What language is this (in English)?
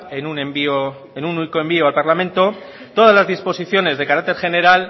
Spanish